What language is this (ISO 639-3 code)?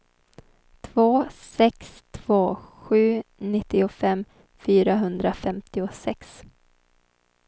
swe